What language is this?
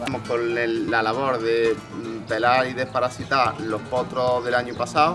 Spanish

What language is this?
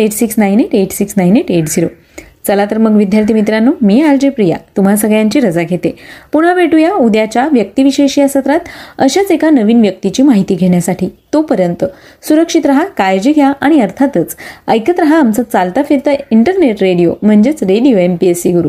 Marathi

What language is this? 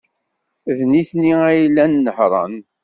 Kabyle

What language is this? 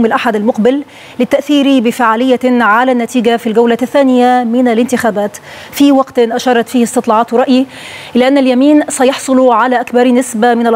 Arabic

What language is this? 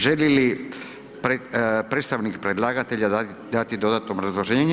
Croatian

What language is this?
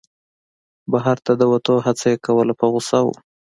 Pashto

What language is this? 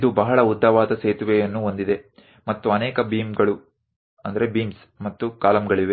Kannada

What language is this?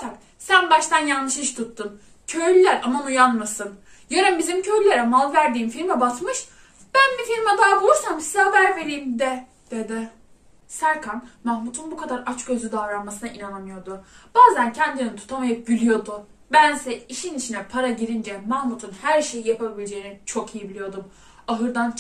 Turkish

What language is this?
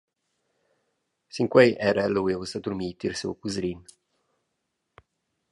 Romansh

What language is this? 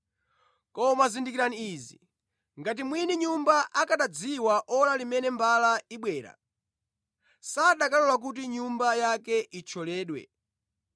Nyanja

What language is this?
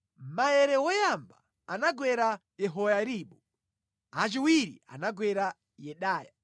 Nyanja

